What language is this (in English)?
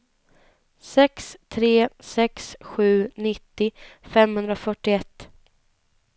Swedish